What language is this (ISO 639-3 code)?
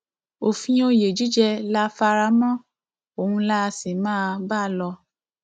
yor